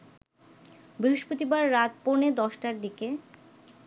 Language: Bangla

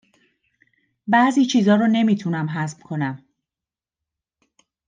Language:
Persian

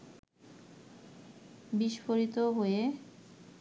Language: Bangla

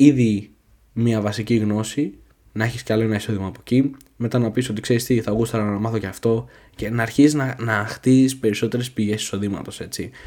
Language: Greek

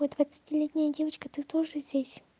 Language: Russian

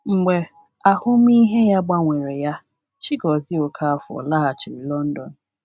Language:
Igbo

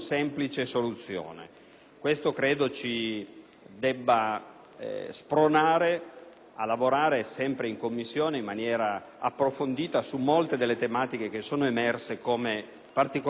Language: Italian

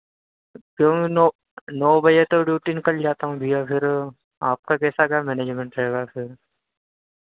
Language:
Hindi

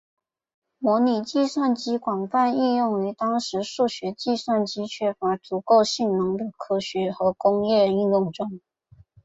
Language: Chinese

